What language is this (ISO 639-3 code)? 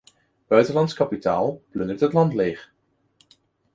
nld